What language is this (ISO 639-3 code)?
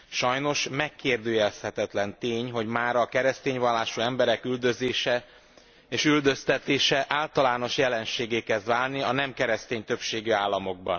hun